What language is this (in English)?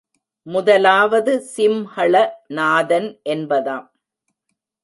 Tamil